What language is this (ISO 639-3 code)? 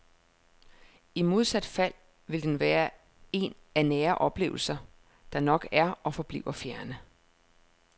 dan